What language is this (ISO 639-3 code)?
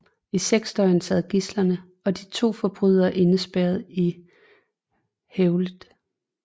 dan